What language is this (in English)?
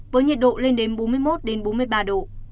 Vietnamese